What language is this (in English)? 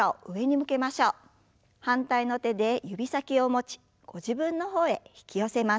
Japanese